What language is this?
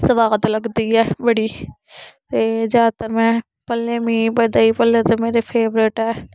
Dogri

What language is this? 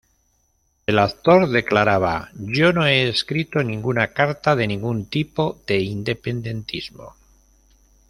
Spanish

